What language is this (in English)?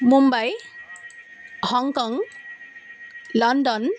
Assamese